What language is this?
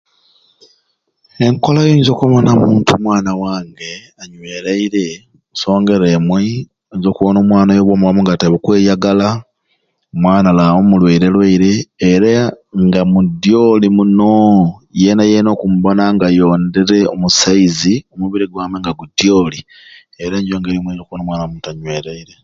Ruuli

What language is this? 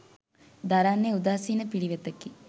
Sinhala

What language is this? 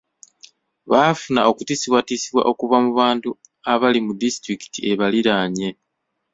Ganda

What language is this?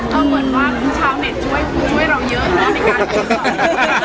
Thai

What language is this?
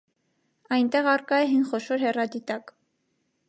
Armenian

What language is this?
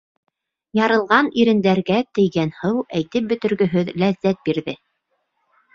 Bashkir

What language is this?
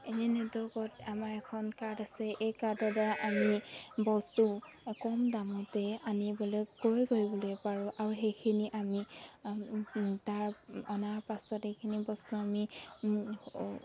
Assamese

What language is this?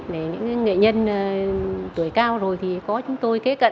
Vietnamese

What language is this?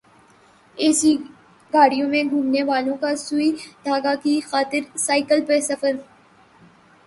Urdu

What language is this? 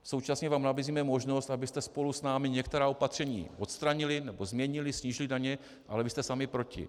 Czech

